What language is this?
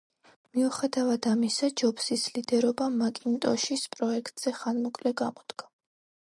Georgian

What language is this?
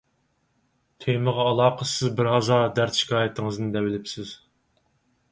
Uyghur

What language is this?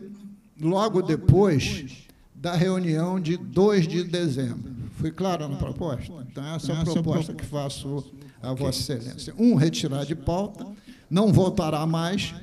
Portuguese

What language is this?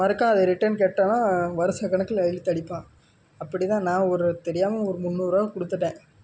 Tamil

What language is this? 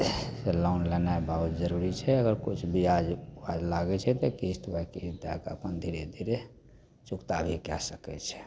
Maithili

